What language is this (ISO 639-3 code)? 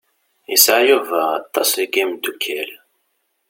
kab